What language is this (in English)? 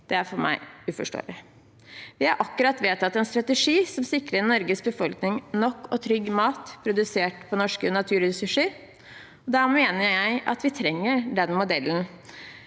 Norwegian